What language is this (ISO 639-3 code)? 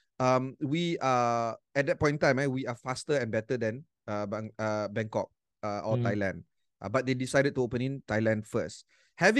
msa